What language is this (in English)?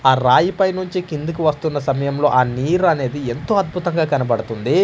Telugu